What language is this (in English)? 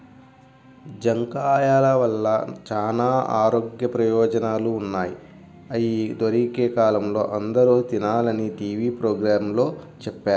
Telugu